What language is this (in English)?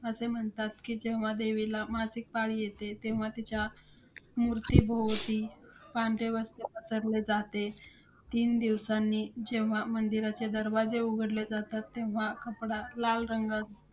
Marathi